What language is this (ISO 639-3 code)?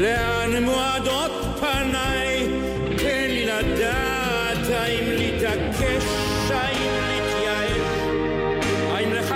heb